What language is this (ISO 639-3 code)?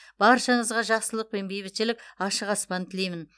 kaz